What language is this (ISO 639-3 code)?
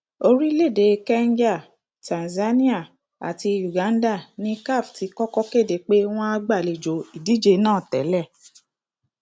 yor